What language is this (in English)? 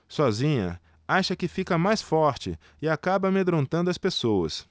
Portuguese